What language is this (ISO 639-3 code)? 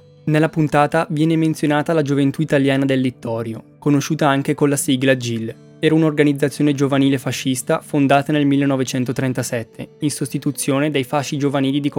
ita